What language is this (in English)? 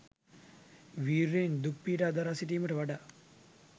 Sinhala